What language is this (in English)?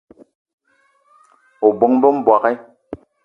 Eton (Cameroon)